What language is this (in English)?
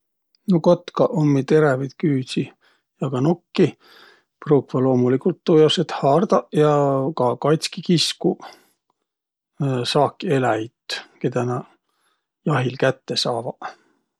Võro